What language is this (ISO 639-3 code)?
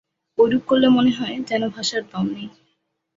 ben